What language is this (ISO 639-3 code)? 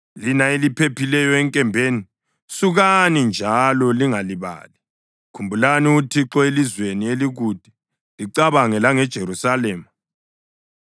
nde